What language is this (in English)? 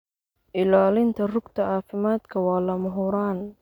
Somali